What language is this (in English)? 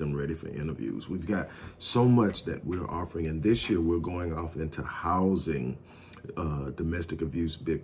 English